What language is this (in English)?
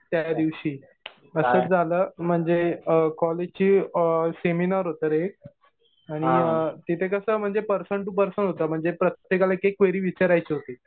Marathi